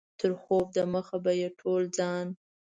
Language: Pashto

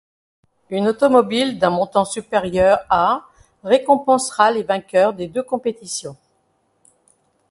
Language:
French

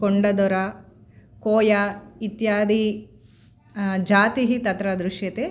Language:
Sanskrit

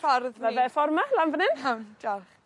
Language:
Welsh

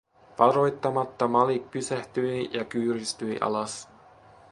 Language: Finnish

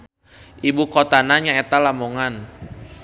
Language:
Sundanese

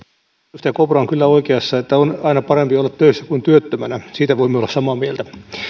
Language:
Finnish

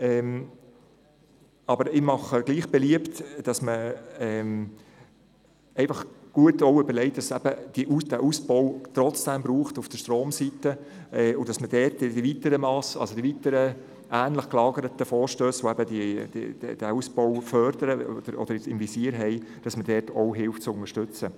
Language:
Swiss German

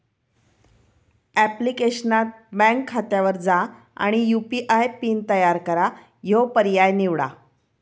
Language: Marathi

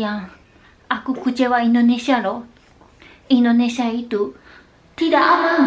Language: Indonesian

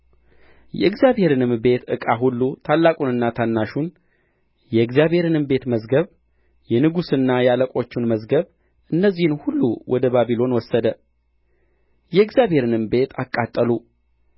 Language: Amharic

